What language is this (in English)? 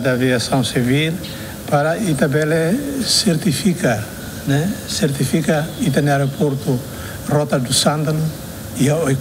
Portuguese